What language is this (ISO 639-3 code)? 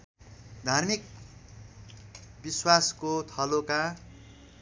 nep